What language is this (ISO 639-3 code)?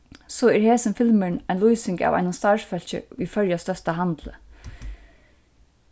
fao